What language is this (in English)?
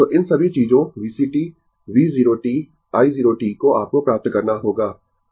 Hindi